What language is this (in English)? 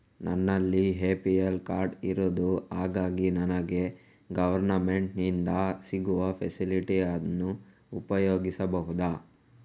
Kannada